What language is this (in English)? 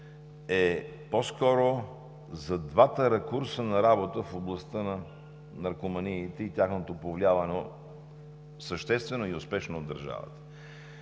Bulgarian